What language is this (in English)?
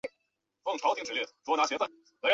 Chinese